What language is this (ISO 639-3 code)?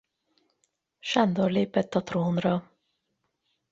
hun